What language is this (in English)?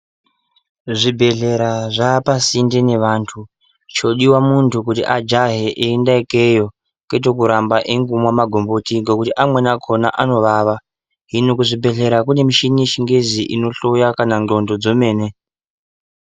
Ndau